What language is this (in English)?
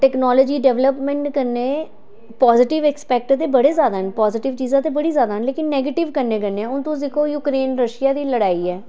Dogri